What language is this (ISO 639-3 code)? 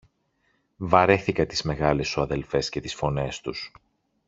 ell